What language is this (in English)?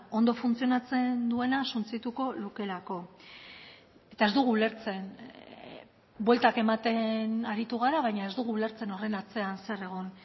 Basque